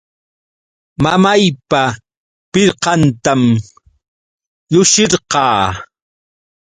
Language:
Yauyos Quechua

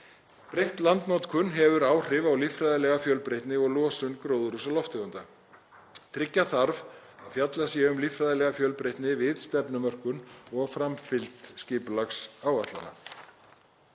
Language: Icelandic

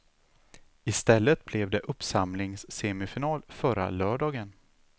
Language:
Swedish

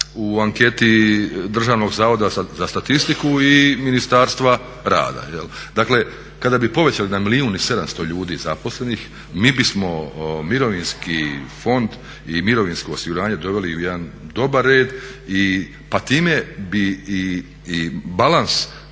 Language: Croatian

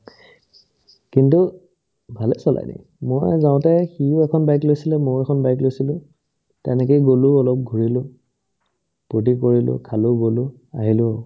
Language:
Assamese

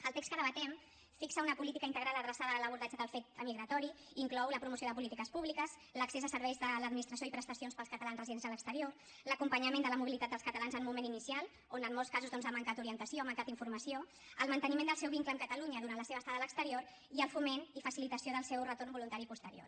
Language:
Catalan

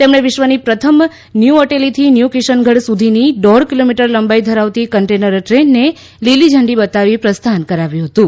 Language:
Gujarati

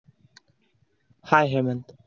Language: Marathi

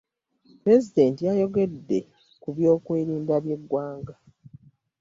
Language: Ganda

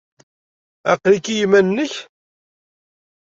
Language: Kabyle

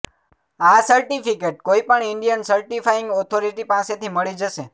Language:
Gujarati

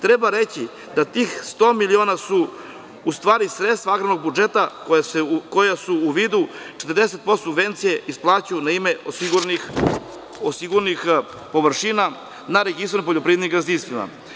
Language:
Serbian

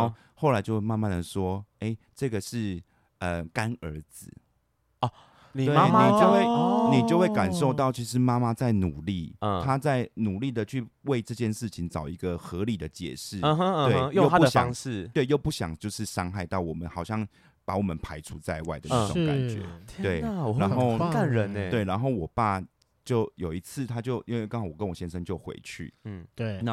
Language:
Chinese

